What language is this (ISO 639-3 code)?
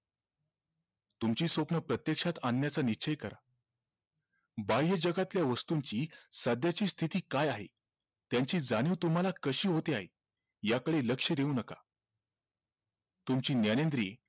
mar